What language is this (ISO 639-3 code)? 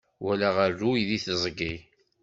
kab